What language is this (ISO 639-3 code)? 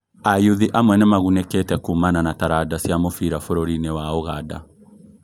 kik